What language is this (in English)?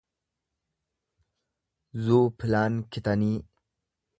Oromo